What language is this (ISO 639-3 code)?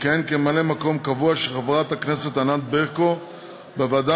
heb